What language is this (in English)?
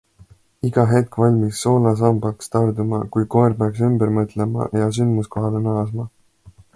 Estonian